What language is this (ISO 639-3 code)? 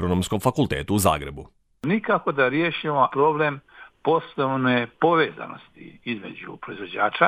hrv